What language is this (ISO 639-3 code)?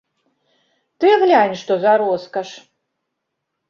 bel